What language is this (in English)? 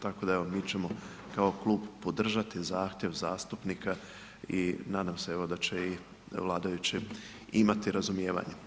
Croatian